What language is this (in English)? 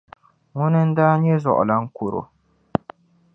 Dagbani